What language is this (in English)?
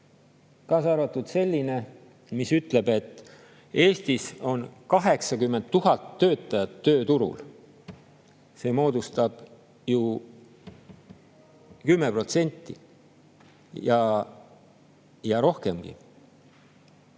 Estonian